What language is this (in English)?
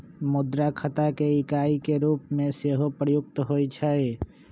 Magahi